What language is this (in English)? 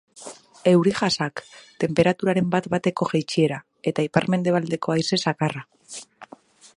Basque